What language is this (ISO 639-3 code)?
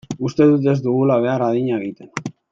eus